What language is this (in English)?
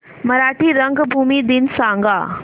Marathi